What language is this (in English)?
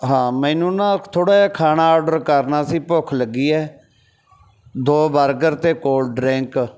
Punjabi